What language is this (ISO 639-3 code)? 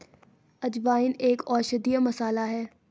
hin